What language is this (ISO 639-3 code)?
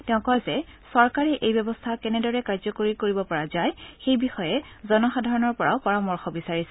asm